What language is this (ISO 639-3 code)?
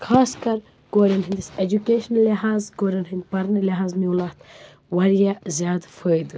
kas